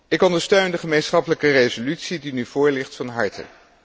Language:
Dutch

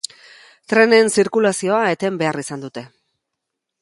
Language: Basque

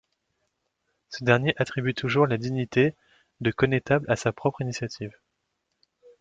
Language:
French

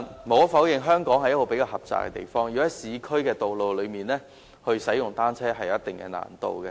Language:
Cantonese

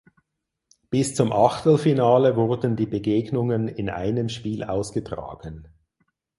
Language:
German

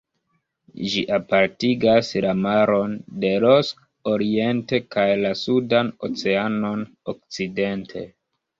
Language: Esperanto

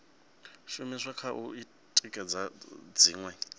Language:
Venda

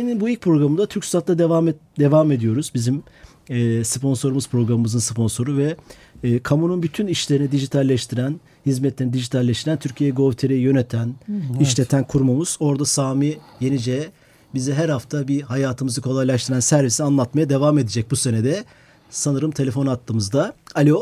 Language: Turkish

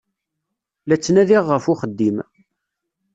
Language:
Kabyle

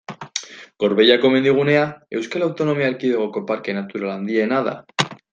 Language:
Basque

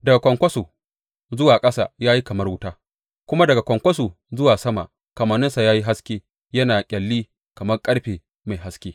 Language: Hausa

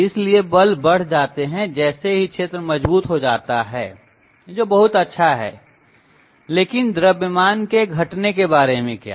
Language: Hindi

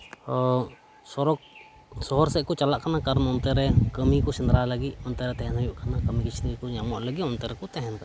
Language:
Santali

